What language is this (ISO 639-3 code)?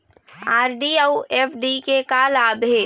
hne